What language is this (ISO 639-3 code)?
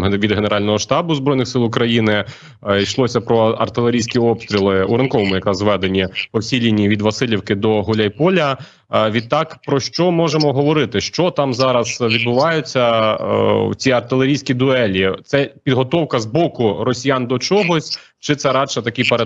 ukr